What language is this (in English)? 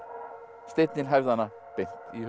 Icelandic